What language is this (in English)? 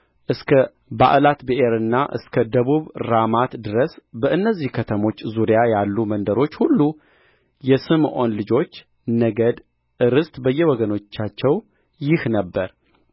Amharic